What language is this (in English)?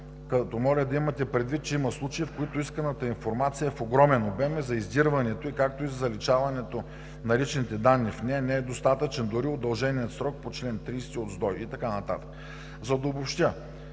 Bulgarian